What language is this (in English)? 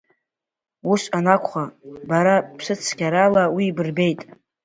Abkhazian